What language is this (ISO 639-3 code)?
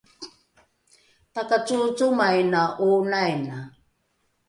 dru